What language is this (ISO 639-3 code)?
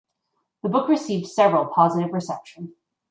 eng